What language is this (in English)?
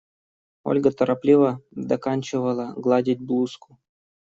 Russian